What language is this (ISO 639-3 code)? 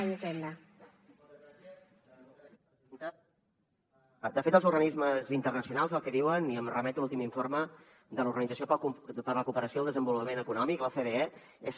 cat